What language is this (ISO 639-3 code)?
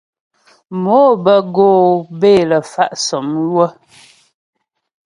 bbj